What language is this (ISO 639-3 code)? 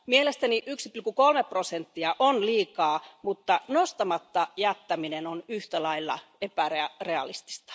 fin